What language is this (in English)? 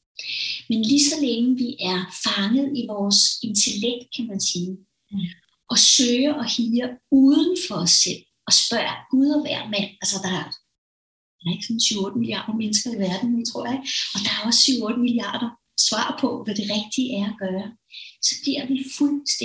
Danish